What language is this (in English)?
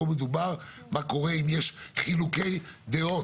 Hebrew